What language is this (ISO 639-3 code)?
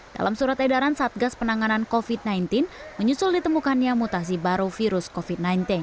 ind